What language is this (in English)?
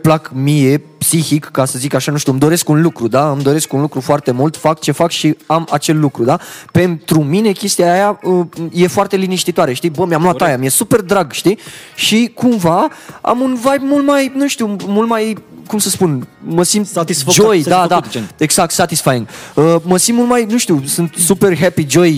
Romanian